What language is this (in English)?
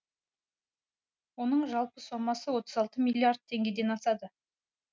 Kazakh